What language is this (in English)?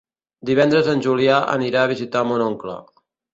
Catalan